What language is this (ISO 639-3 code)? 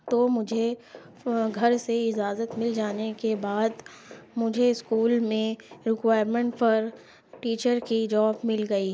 urd